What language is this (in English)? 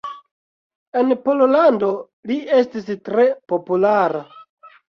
Esperanto